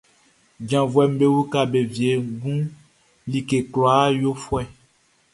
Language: Baoulé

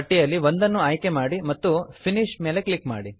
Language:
Kannada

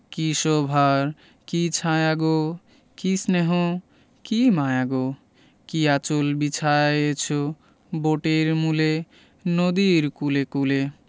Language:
Bangla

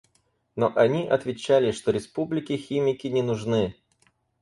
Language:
Russian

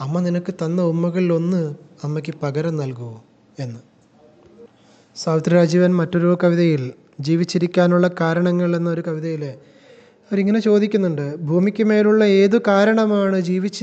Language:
Hindi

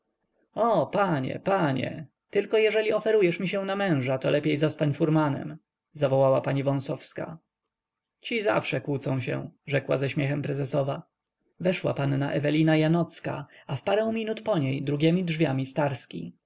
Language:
Polish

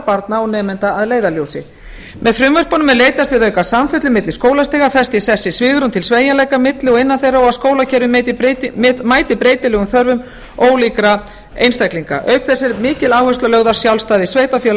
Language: Icelandic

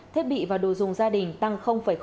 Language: Vietnamese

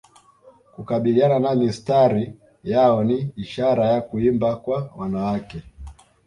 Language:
Swahili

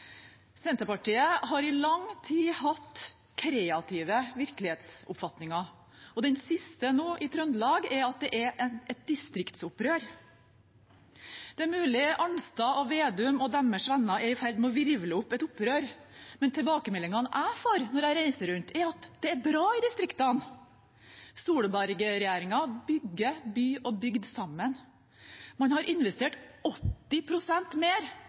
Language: Norwegian Bokmål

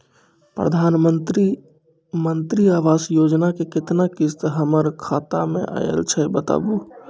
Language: Maithili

